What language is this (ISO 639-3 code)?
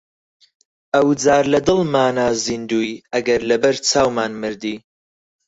ckb